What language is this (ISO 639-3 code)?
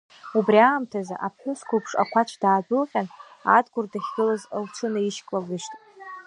abk